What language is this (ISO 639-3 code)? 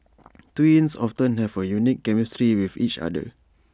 eng